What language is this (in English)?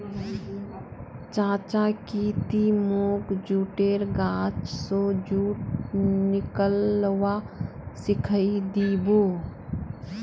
Magahi